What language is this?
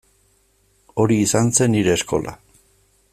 Basque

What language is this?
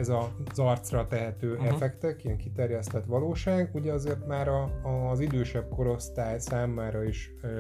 Hungarian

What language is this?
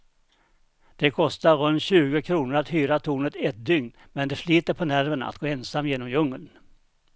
Swedish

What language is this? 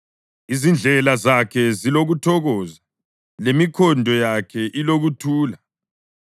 North Ndebele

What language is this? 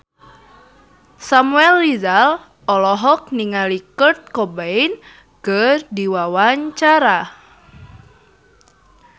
Sundanese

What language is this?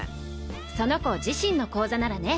Japanese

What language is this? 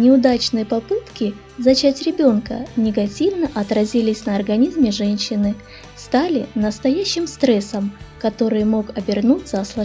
Russian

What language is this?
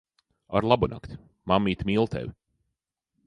Latvian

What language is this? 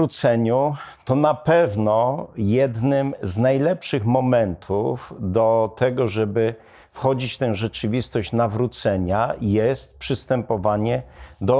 Polish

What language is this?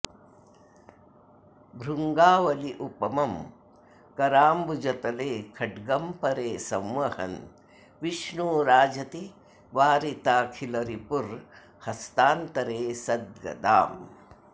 Sanskrit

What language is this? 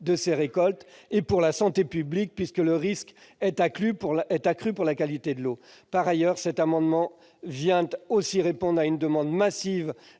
French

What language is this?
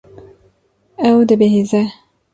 Kurdish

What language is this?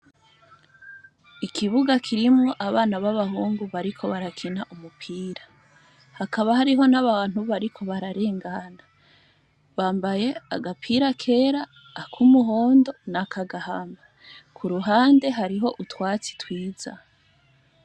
Rundi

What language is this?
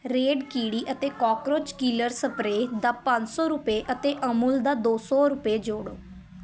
Punjabi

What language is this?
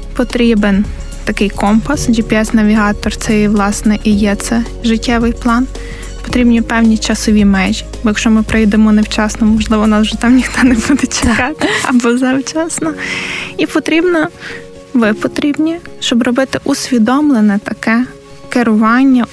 Ukrainian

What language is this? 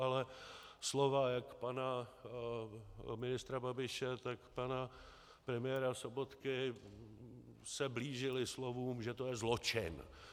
Czech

